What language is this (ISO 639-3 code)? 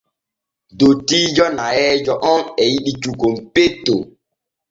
fue